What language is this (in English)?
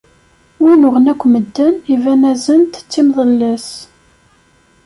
Kabyle